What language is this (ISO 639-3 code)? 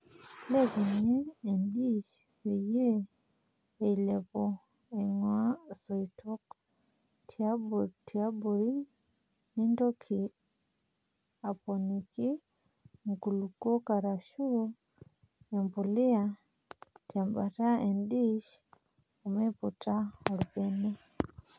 mas